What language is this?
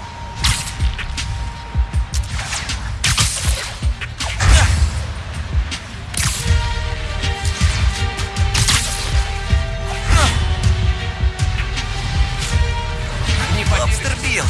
Russian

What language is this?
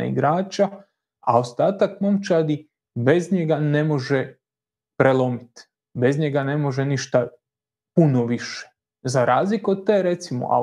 Croatian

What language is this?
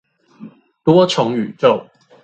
Chinese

